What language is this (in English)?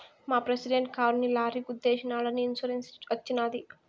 Telugu